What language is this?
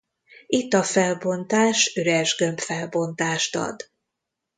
Hungarian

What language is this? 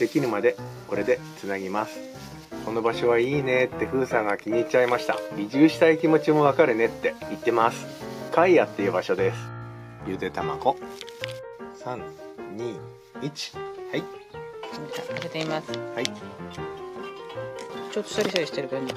Japanese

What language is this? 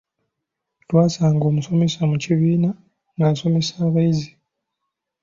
Ganda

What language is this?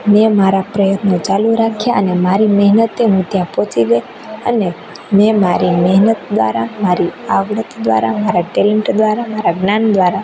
Gujarati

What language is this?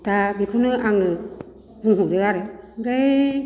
Bodo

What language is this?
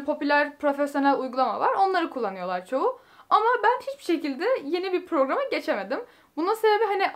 Turkish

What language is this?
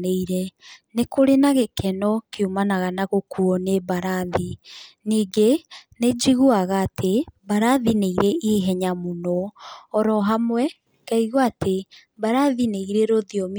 Kikuyu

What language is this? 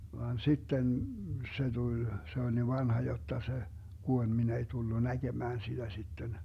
Finnish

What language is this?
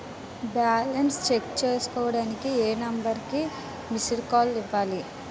Telugu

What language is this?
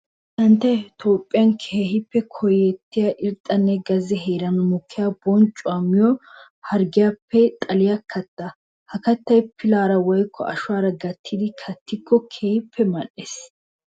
Wolaytta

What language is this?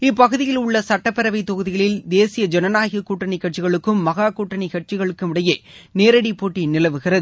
Tamil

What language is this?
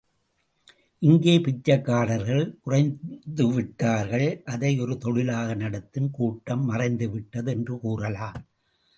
Tamil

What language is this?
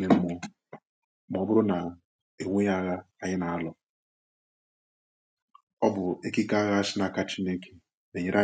Igbo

